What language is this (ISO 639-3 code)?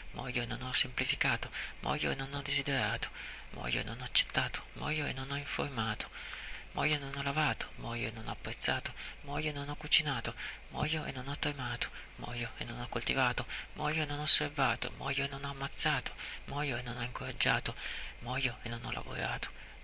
ita